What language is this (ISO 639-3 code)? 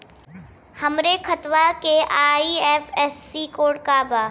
bho